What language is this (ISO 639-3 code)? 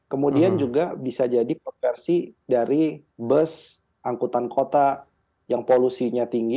ind